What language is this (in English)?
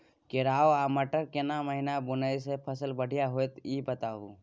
Maithili